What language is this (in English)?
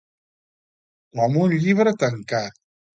Catalan